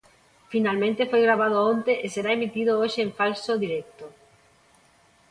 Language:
Galician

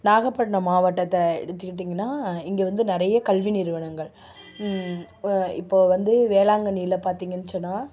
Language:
Tamil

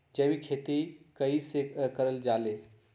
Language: Magahi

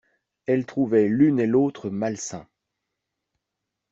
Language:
French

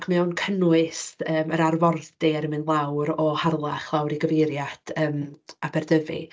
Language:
Welsh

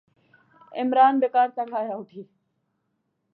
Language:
Pahari-Potwari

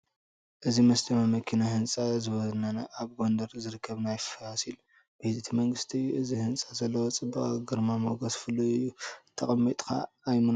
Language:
Tigrinya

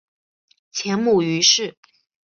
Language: Chinese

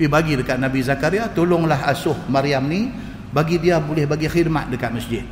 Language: Malay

